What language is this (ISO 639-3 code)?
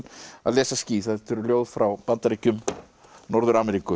isl